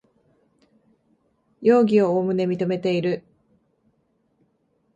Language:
Japanese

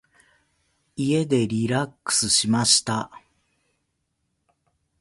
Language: Japanese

